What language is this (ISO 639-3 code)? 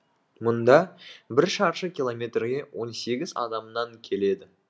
kaz